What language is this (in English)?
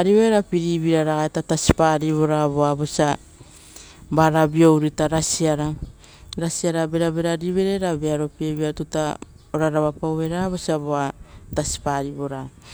Rotokas